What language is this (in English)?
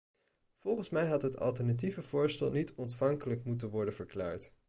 Dutch